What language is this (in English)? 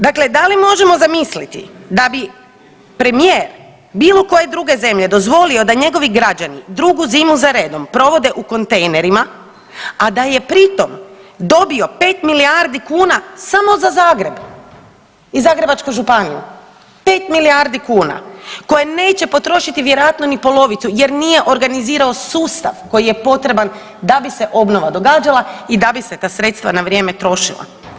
Croatian